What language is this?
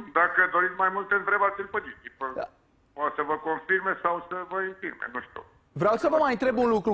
Romanian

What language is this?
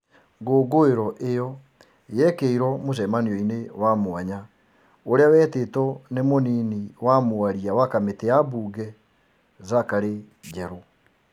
Kikuyu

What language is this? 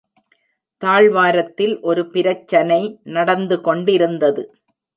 Tamil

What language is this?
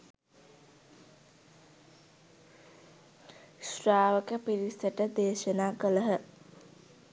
Sinhala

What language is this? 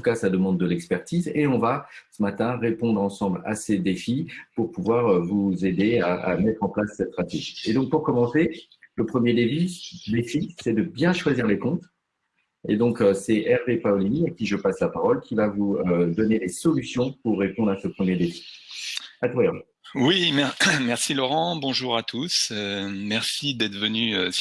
French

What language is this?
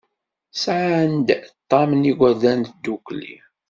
Kabyle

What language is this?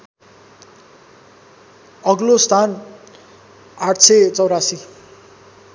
Nepali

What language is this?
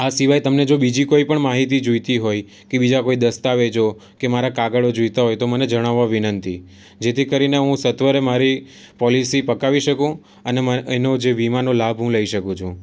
Gujarati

